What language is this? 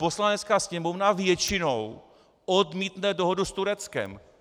Czech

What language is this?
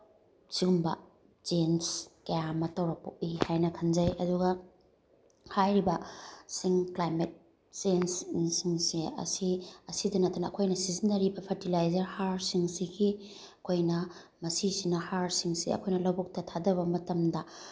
Manipuri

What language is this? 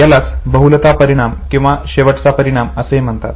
Marathi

